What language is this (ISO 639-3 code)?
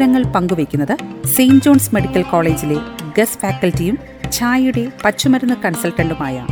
mal